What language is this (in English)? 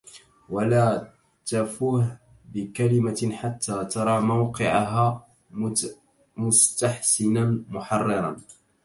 Arabic